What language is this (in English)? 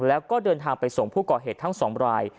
Thai